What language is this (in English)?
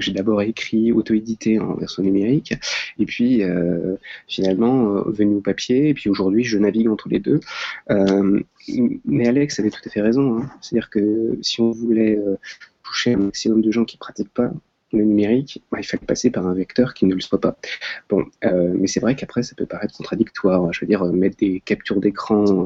French